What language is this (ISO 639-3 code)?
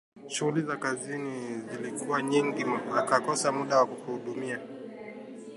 swa